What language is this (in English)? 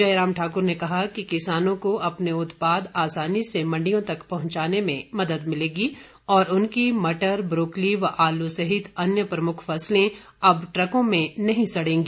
Hindi